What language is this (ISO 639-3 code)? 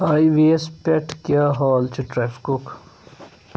kas